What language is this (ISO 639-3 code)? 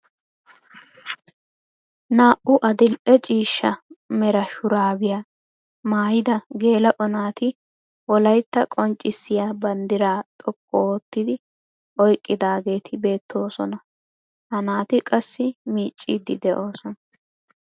wal